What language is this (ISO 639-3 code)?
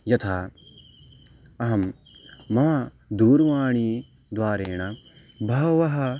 san